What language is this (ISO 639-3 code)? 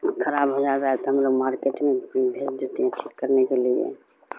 urd